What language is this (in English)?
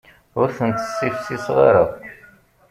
Kabyle